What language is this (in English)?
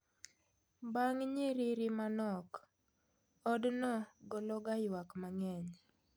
Luo (Kenya and Tanzania)